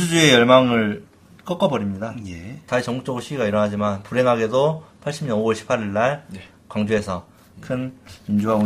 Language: Korean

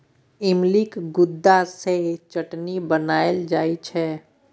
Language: Maithili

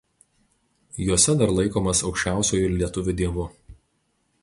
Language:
Lithuanian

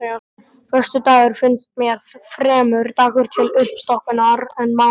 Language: Icelandic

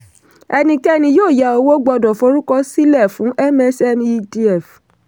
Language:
Yoruba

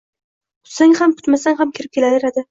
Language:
Uzbek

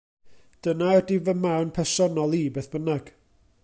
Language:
Welsh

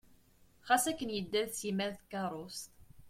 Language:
Kabyle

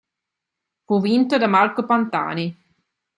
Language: Italian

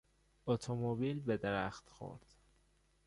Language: Persian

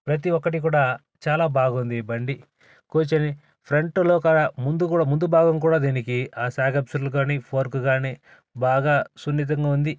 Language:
Telugu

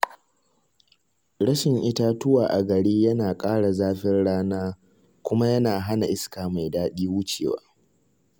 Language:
Hausa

